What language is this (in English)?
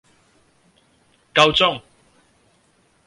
Cantonese